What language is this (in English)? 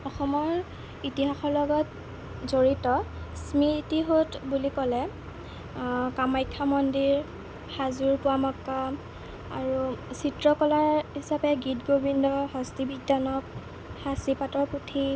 Assamese